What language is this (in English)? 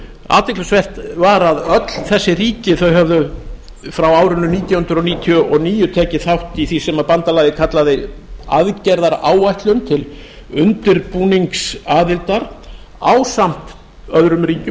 Icelandic